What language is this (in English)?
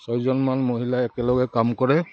Assamese